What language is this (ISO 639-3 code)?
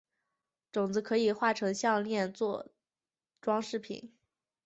zho